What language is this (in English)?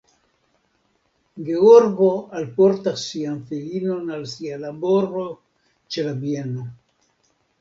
Esperanto